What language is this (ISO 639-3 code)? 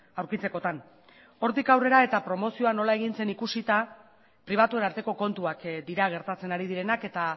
eus